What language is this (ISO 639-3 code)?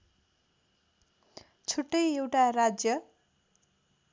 nep